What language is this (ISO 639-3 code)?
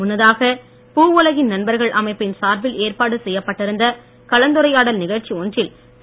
tam